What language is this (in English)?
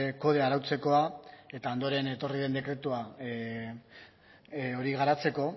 Basque